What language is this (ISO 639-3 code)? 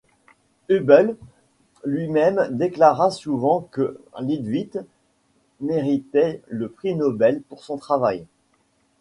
fra